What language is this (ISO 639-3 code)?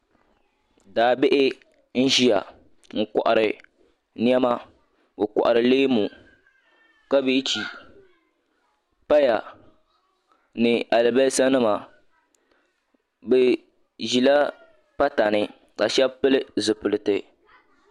dag